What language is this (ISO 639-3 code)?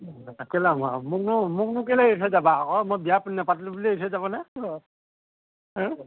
asm